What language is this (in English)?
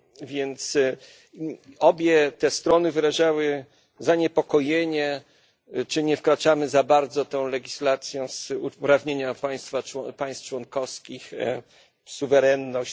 Polish